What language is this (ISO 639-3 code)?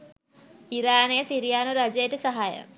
sin